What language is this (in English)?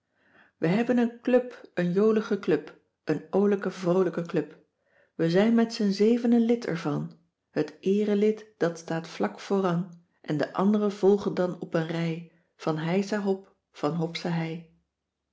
Dutch